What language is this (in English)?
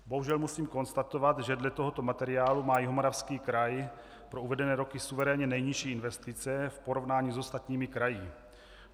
Czech